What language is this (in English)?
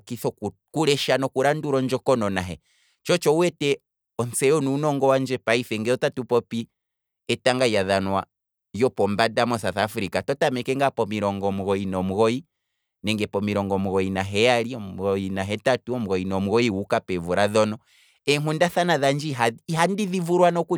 Kwambi